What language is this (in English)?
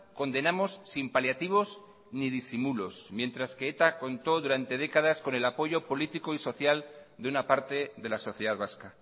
Spanish